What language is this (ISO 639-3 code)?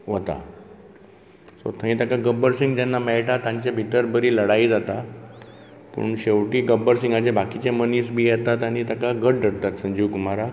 kok